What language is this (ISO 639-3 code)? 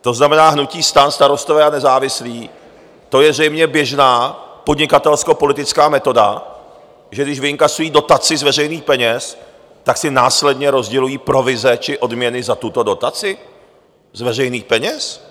ces